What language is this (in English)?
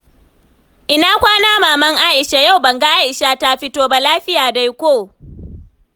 Hausa